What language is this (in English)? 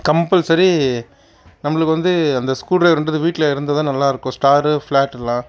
Tamil